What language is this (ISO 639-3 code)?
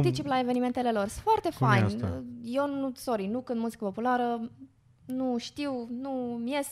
ron